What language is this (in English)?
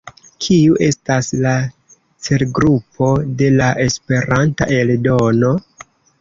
Esperanto